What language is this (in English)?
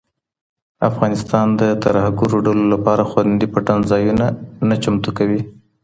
Pashto